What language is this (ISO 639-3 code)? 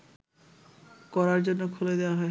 ben